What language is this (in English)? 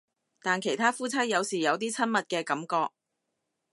Cantonese